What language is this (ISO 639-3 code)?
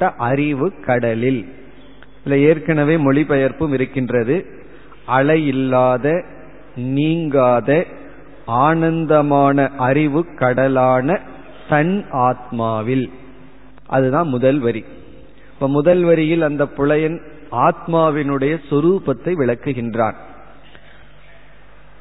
tam